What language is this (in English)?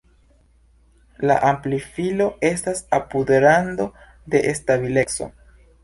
Esperanto